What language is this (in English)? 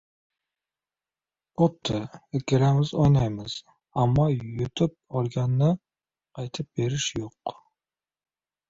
Uzbek